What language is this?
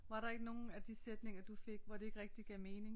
Danish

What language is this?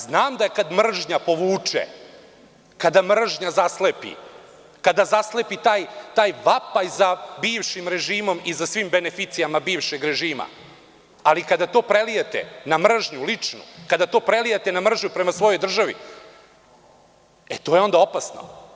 Serbian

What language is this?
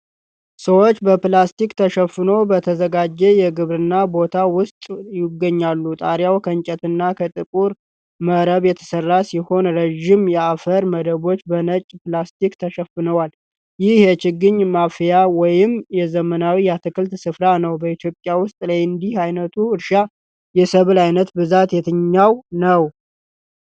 Amharic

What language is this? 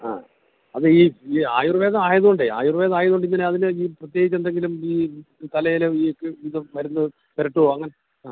Malayalam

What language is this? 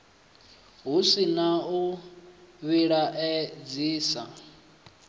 Venda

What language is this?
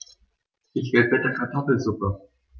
German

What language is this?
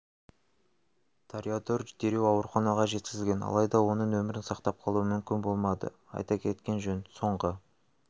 Kazakh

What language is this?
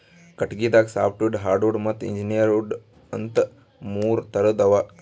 Kannada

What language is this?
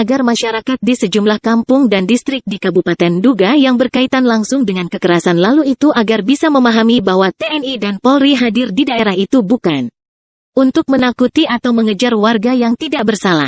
Indonesian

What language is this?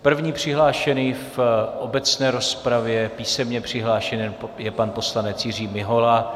Czech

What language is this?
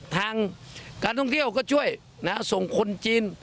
Thai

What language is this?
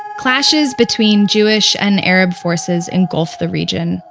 English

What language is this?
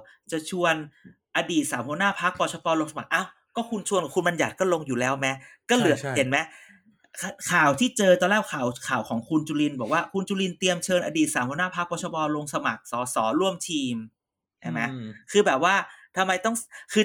Thai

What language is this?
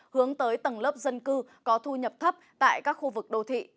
Vietnamese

